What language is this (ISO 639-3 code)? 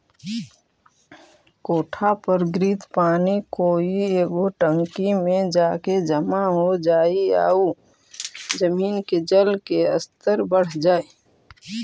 mag